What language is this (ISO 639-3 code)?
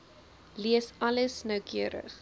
afr